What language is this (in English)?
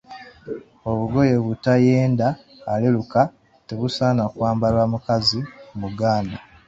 Ganda